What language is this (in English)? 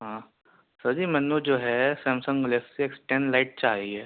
Urdu